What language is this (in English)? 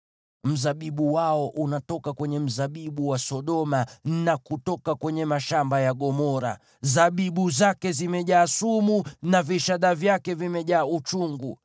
Swahili